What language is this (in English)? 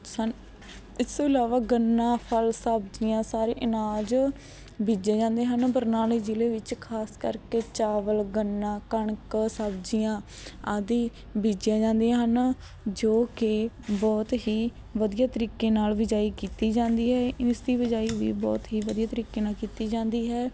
Punjabi